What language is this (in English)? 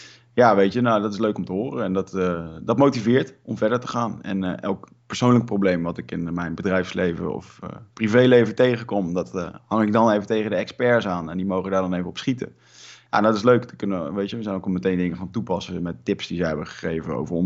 Dutch